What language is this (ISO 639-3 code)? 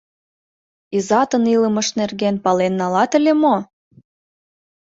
chm